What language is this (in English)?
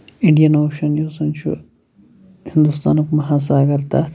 Kashmiri